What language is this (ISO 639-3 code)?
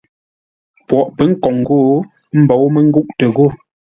nla